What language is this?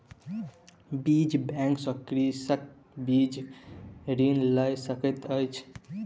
Maithili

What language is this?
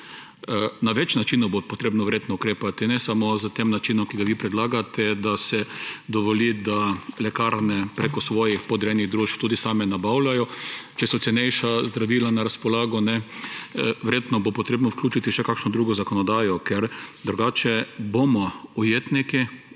Slovenian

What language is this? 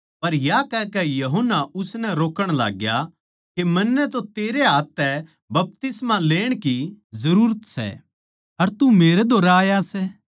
Haryanvi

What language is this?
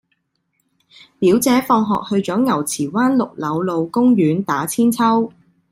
Cantonese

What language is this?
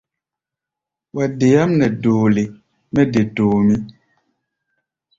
Gbaya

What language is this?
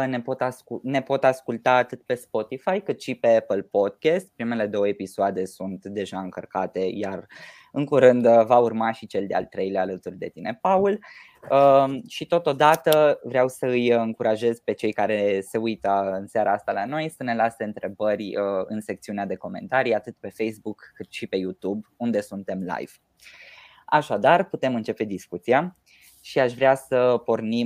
Romanian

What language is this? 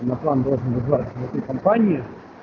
Russian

